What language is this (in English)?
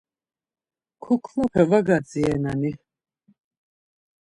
Laz